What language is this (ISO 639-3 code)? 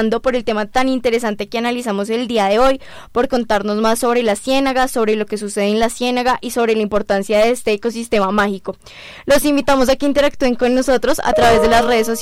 spa